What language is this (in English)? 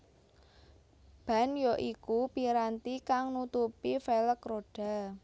Javanese